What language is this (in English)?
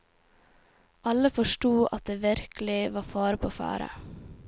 Norwegian